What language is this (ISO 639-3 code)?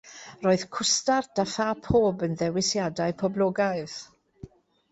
cym